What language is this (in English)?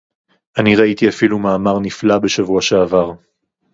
Hebrew